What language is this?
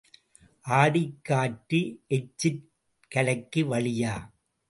Tamil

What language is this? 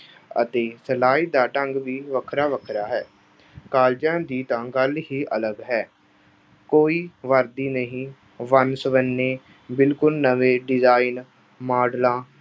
Punjabi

